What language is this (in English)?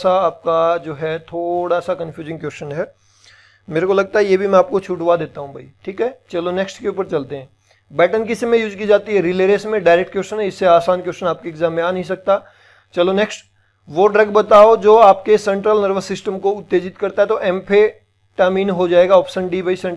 Hindi